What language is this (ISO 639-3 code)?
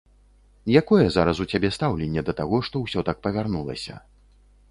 bel